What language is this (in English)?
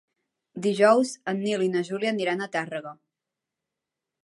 Catalan